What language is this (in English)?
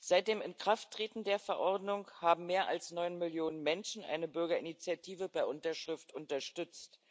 German